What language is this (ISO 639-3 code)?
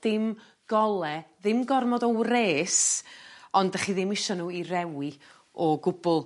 cym